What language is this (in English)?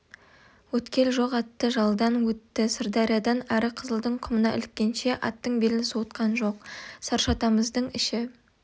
Kazakh